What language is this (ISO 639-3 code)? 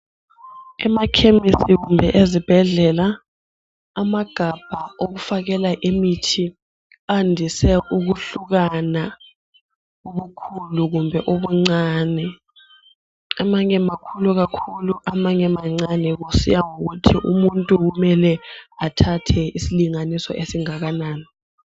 nde